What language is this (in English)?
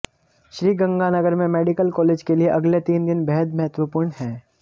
Hindi